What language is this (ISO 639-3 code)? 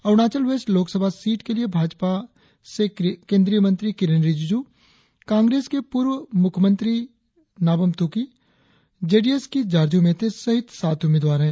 hin